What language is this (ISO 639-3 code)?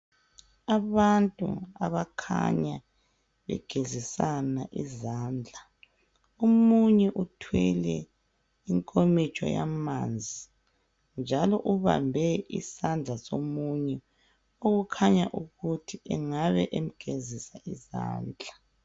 nde